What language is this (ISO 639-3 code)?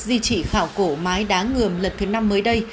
vie